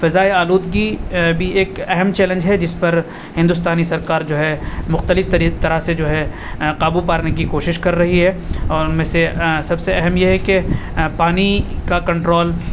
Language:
Urdu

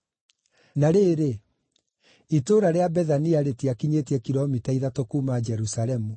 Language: Kikuyu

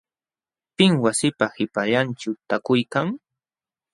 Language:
Jauja Wanca Quechua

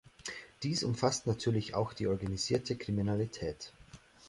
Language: German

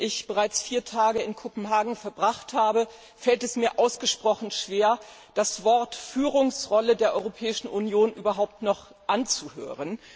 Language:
German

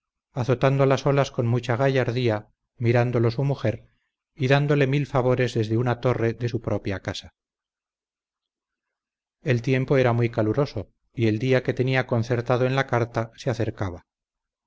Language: Spanish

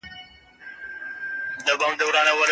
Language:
Pashto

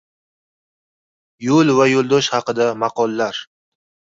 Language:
Uzbek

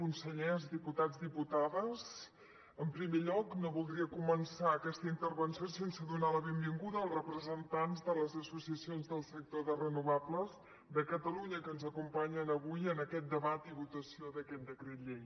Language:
Catalan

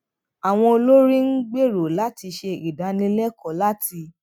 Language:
Yoruba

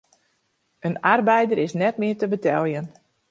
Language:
Western Frisian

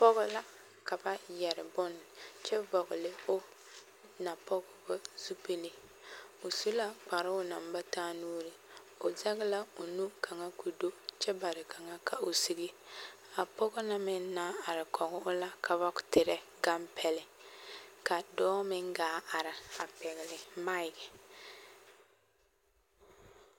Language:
Southern Dagaare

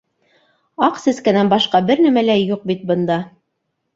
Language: Bashkir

